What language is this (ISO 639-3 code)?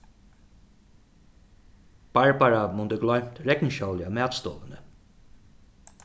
fao